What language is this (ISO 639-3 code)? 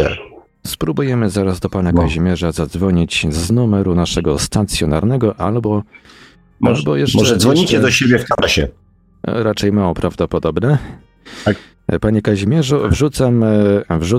pol